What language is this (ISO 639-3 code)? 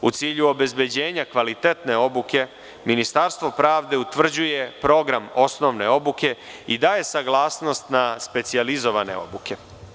srp